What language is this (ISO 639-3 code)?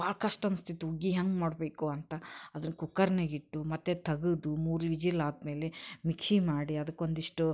kan